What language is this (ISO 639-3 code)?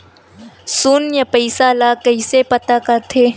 hne